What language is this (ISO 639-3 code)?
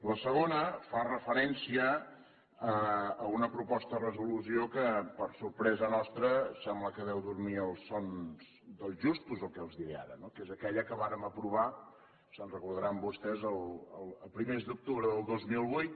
cat